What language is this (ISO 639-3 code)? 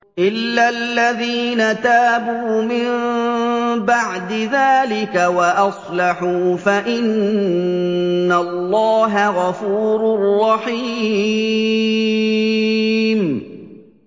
ara